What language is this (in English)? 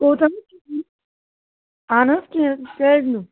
Kashmiri